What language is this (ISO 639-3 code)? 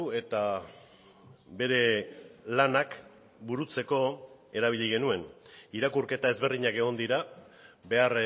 eus